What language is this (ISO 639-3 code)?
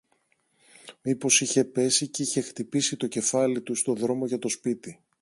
ell